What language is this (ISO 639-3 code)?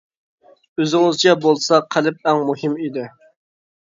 uig